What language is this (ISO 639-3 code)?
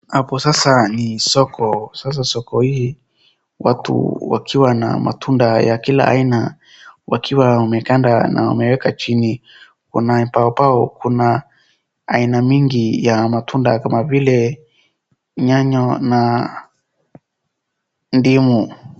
swa